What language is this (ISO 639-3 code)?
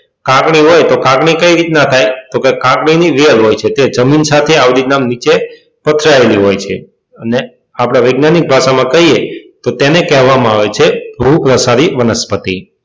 guj